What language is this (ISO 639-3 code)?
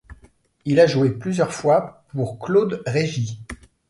fra